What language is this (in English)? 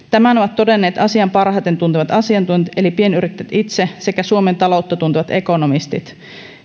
Finnish